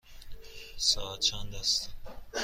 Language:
Persian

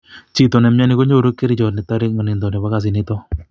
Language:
Kalenjin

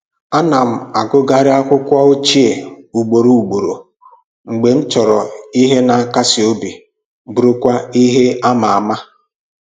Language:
Igbo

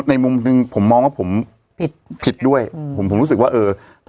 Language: Thai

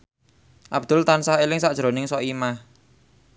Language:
Javanese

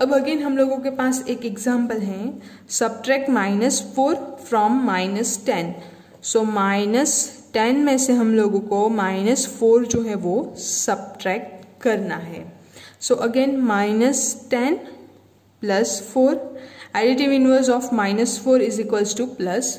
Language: Hindi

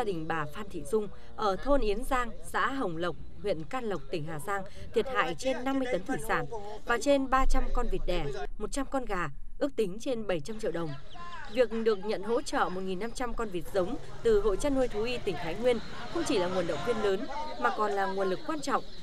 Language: Vietnamese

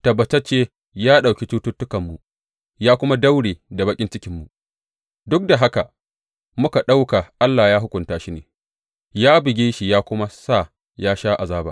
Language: Hausa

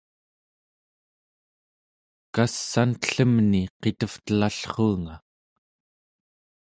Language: Central Yupik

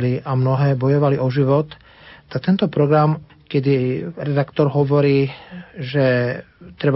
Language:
Slovak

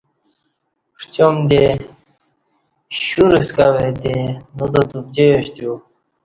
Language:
Kati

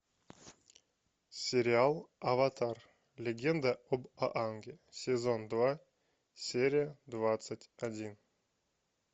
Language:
Russian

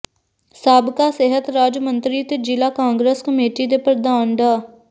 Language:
Punjabi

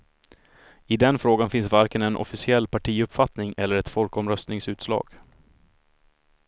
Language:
Swedish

